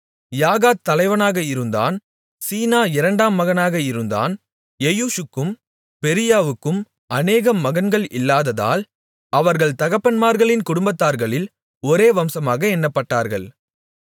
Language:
Tamil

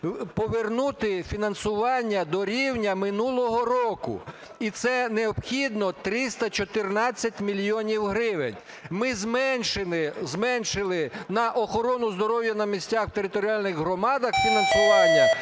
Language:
Ukrainian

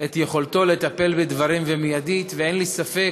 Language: Hebrew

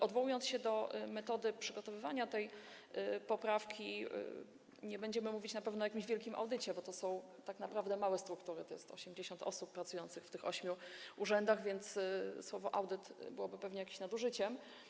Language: Polish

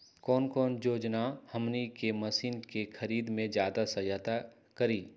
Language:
Magahi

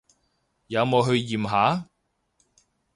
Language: Cantonese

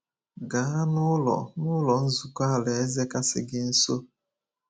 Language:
Igbo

